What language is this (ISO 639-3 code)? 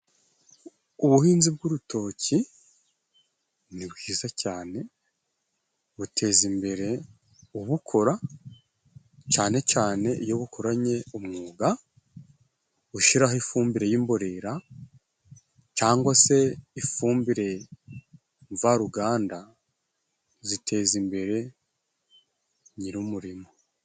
kin